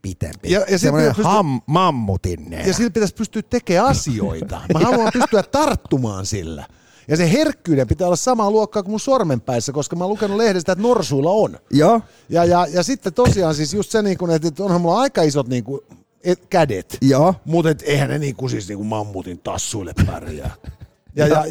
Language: Finnish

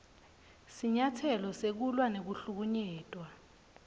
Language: Swati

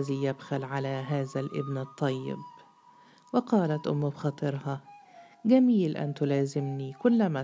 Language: Arabic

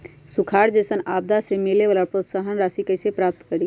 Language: Magahi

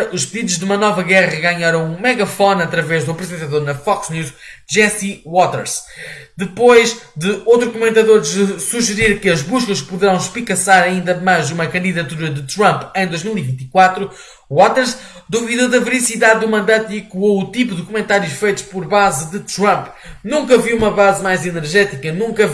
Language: Portuguese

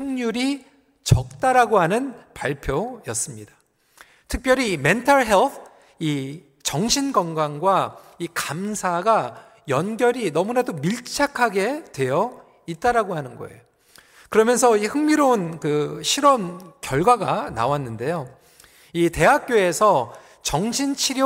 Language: Korean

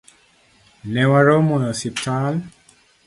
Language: Luo (Kenya and Tanzania)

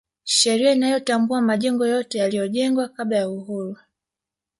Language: Swahili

